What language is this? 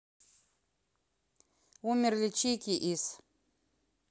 Russian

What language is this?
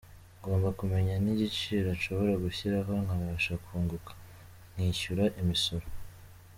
Kinyarwanda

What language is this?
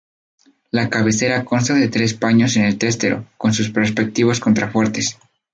Spanish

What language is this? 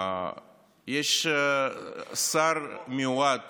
Hebrew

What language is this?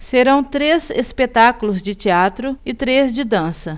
Portuguese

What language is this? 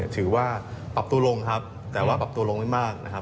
Thai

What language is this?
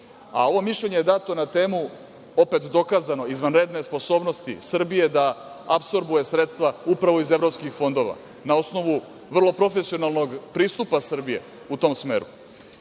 Serbian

